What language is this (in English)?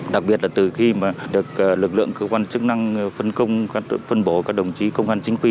Vietnamese